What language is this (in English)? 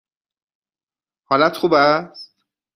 Persian